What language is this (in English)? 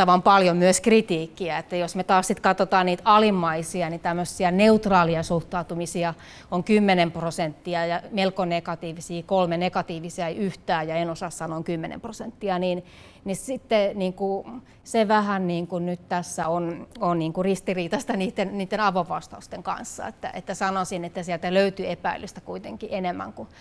Finnish